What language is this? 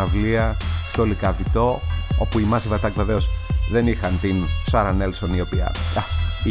Greek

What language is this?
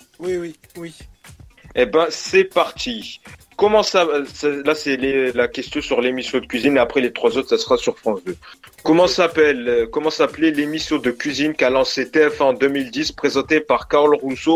French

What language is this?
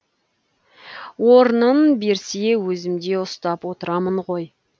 Kazakh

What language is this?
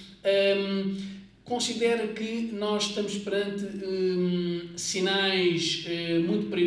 Portuguese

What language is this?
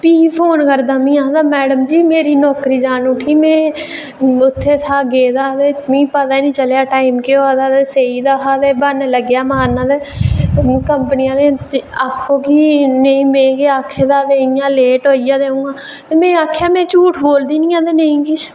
Dogri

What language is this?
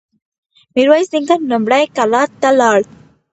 Pashto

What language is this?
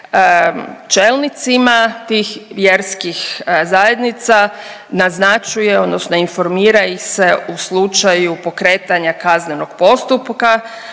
Croatian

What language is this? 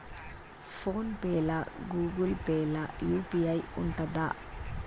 Telugu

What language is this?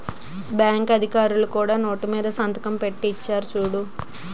Telugu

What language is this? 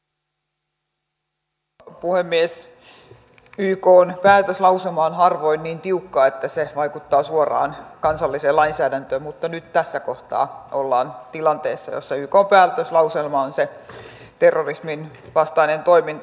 Finnish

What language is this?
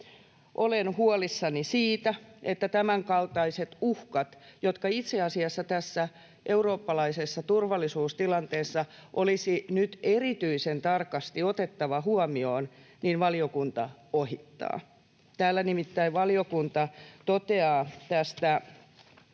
Finnish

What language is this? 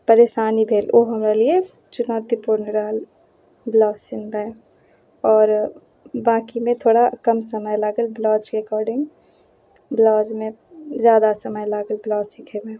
Maithili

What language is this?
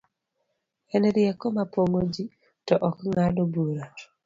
Luo (Kenya and Tanzania)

